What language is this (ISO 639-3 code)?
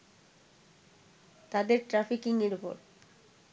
ben